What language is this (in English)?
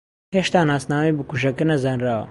Central Kurdish